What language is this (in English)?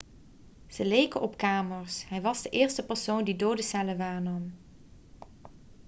Dutch